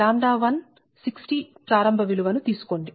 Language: Telugu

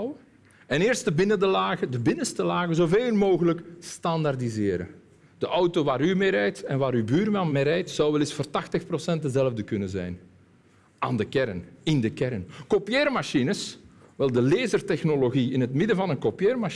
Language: Dutch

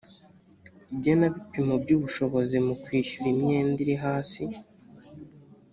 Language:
Kinyarwanda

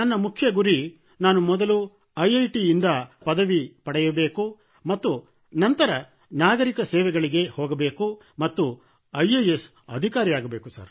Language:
Kannada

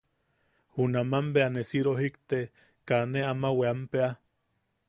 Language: Yaqui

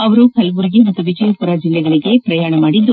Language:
Kannada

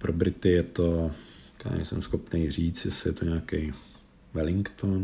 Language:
Czech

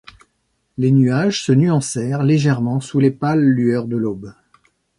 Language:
French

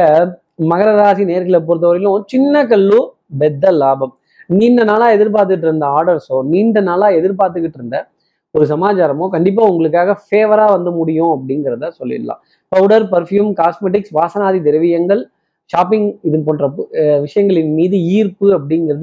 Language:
Tamil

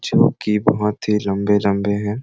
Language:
Sadri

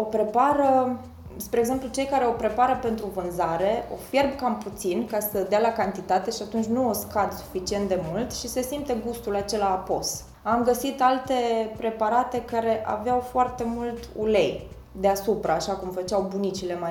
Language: Romanian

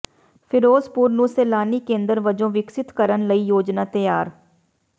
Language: Punjabi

